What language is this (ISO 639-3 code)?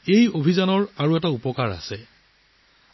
asm